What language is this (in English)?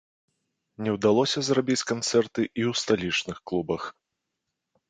Belarusian